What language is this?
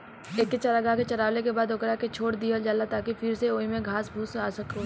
Bhojpuri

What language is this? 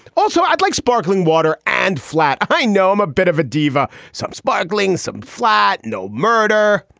English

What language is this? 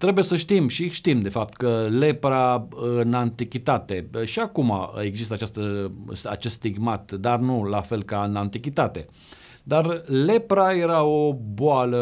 Romanian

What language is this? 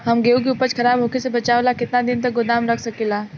Bhojpuri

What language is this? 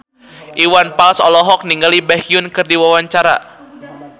Sundanese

